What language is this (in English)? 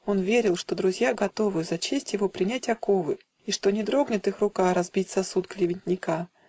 Russian